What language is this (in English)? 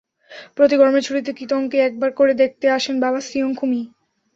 Bangla